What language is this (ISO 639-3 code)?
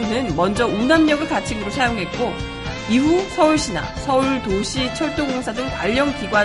kor